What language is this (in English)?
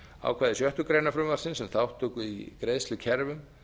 Icelandic